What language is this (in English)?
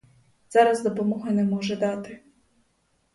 Ukrainian